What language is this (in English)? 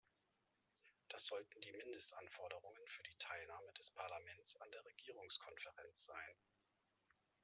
German